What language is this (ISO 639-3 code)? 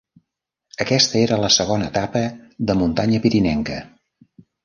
cat